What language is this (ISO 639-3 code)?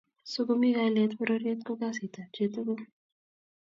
kln